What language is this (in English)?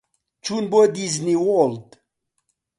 Central Kurdish